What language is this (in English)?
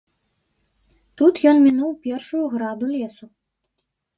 Belarusian